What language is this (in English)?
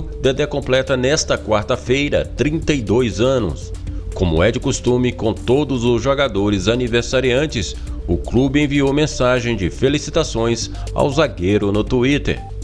Portuguese